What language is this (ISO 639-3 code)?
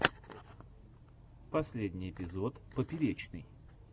rus